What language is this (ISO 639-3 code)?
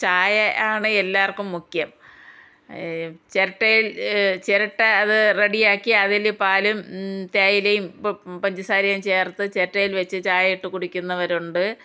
mal